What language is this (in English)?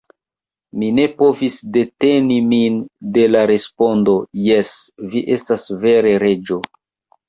Esperanto